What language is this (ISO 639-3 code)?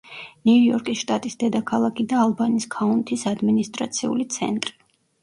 kat